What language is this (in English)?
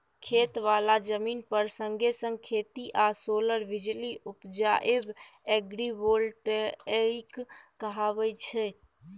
Maithili